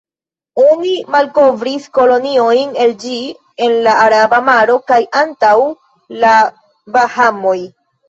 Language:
Esperanto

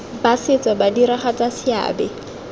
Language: Tswana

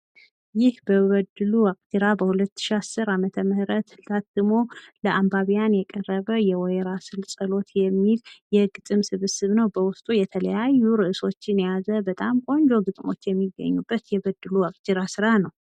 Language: Amharic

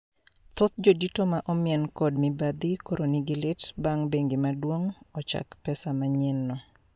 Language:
Luo (Kenya and Tanzania)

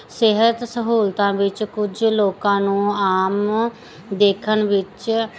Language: Punjabi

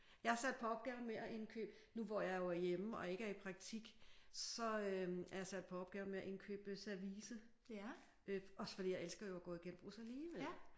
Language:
Danish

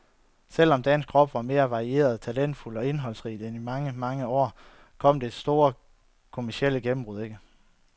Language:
Danish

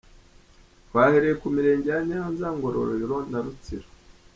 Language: Kinyarwanda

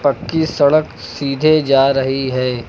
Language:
Hindi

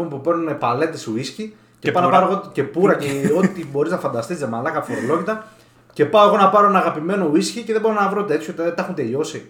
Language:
Greek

